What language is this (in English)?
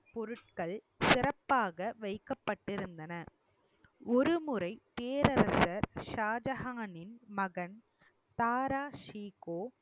Tamil